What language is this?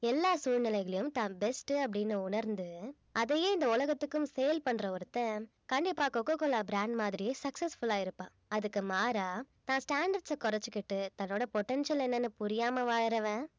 Tamil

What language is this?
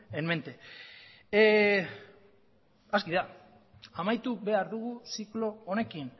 Basque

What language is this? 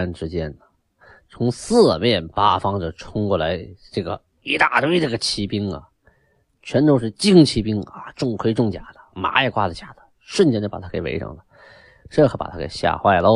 Chinese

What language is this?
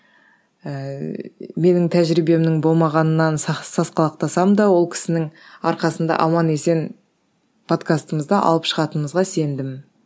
Kazakh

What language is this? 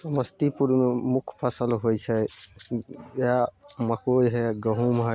Maithili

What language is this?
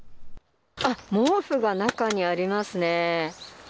Japanese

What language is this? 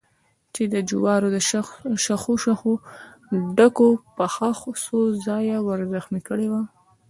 Pashto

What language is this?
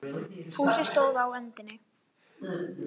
Icelandic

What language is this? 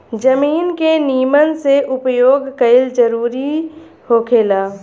Bhojpuri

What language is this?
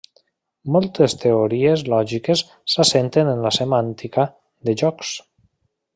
Catalan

